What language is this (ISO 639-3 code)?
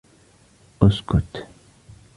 ara